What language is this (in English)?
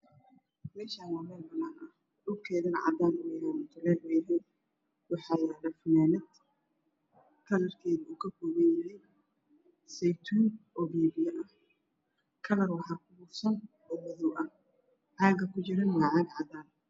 Somali